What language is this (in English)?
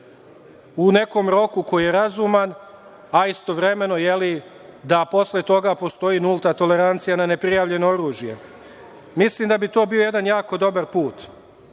Serbian